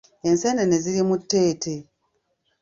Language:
Ganda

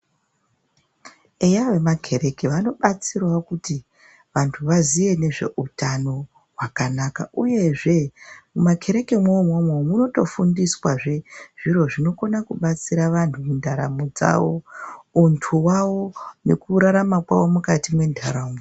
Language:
Ndau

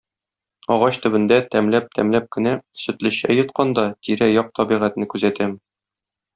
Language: Tatar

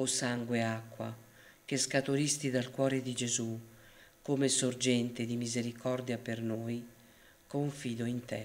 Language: Italian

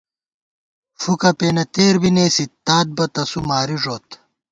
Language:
Gawar-Bati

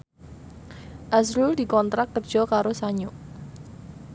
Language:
Javanese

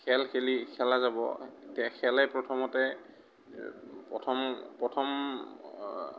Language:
Assamese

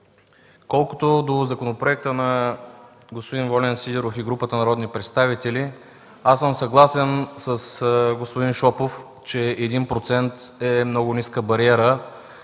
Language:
Bulgarian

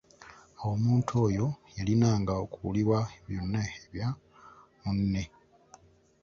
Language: Ganda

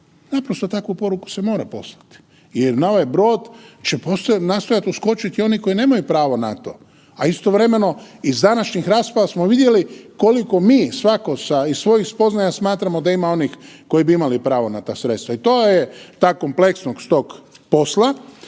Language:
Croatian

